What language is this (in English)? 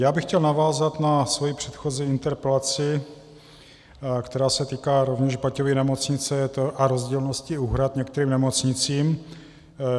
Czech